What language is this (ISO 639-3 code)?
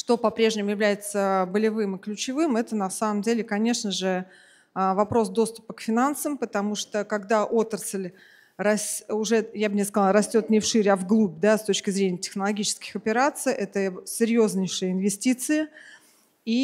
rus